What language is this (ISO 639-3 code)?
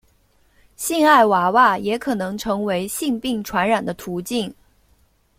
zho